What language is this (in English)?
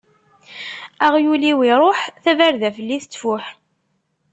Kabyle